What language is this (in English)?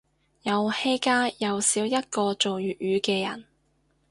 Cantonese